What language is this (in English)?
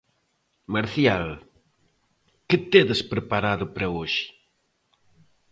Galician